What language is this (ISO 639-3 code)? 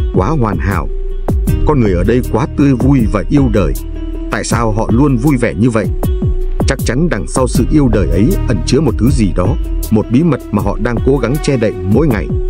vie